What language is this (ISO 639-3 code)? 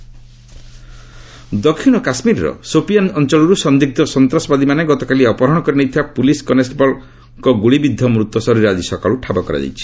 ori